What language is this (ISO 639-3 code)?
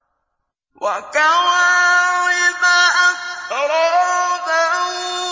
ara